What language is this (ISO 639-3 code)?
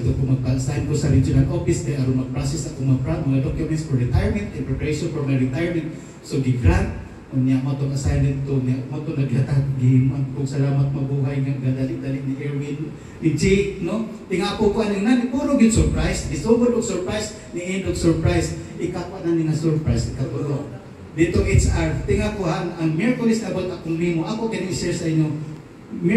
fil